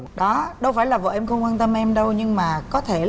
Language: Vietnamese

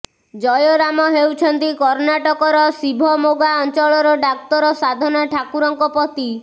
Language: Odia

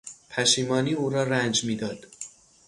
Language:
Persian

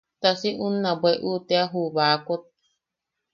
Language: Yaqui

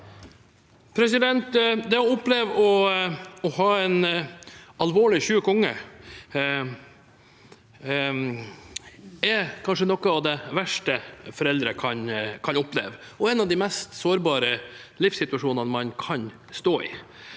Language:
Norwegian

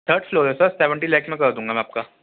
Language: Urdu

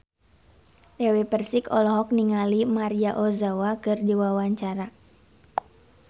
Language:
Sundanese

